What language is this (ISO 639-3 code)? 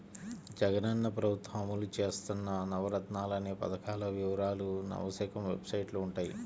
tel